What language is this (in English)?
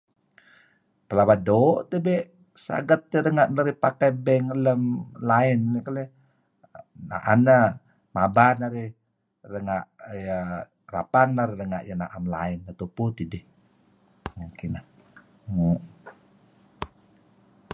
Kelabit